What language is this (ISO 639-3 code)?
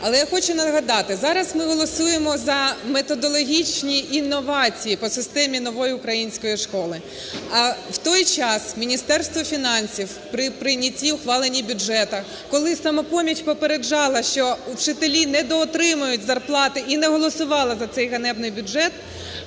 ukr